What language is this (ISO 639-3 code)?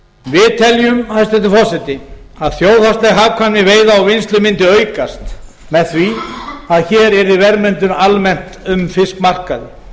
isl